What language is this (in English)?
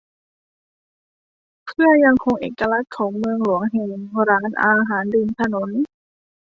Thai